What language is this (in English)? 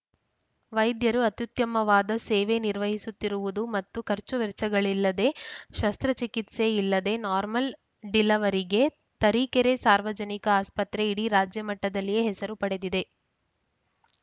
Kannada